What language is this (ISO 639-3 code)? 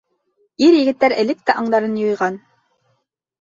bak